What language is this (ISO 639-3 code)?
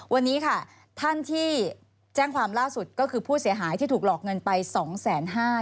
tha